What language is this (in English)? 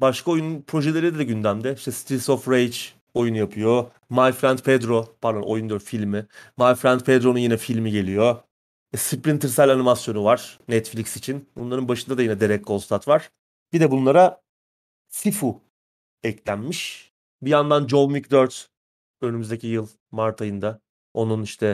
Turkish